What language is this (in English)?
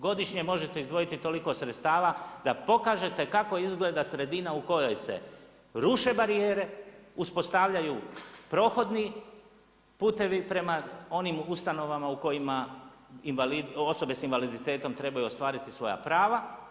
Croatian